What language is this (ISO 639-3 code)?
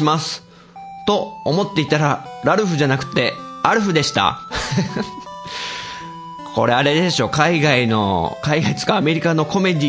jpn